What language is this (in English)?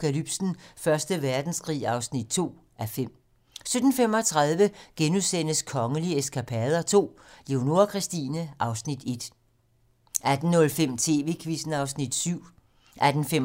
Danish